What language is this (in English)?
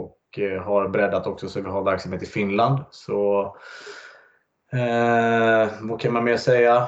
Swedish